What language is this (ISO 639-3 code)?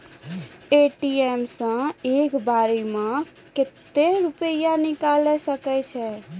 mai